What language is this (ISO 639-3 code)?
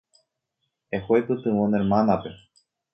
grn